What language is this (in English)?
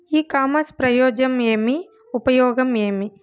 Telugu